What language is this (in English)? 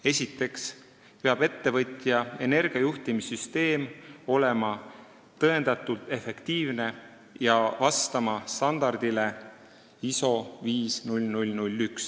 Estonian